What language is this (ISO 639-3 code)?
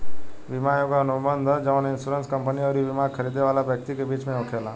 bho